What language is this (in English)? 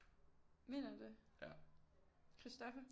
Danish